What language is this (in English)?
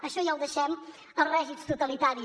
Catalan